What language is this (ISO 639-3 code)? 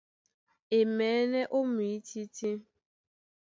dua